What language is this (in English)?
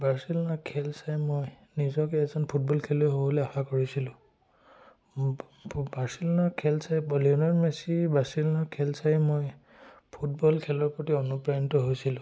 Assamese